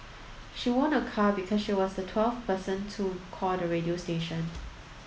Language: English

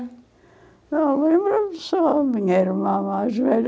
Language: Portuguese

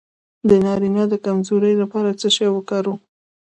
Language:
Pashto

